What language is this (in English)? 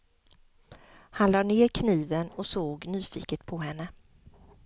Swedish